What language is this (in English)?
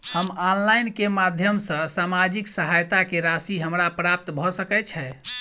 Maithili